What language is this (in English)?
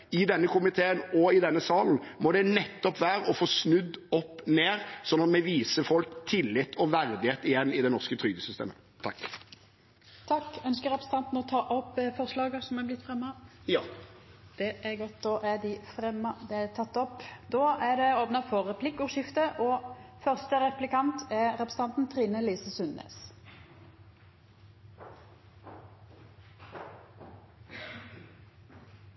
Norwegian